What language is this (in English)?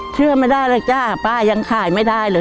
Thai